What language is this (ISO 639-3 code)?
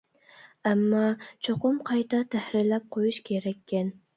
uig